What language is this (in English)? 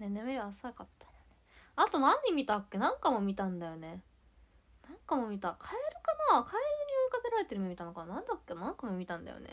Japanese